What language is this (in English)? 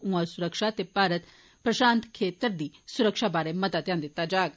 Dogri